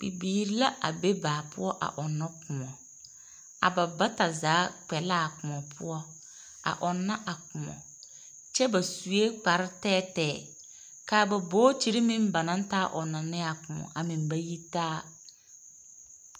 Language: Southern Dagaare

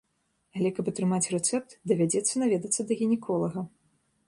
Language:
Belarusian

